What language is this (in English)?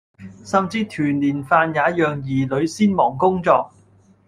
Cantonese